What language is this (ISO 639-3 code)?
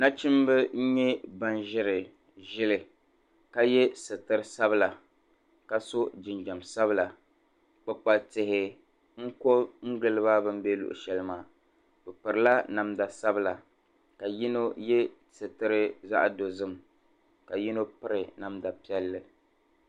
dag